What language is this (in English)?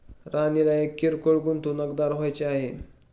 Marathi